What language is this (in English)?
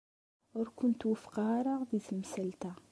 Kabyle